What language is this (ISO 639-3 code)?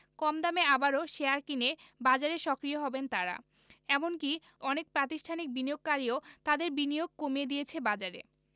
ben